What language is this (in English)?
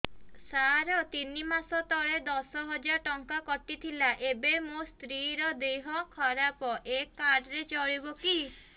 Odia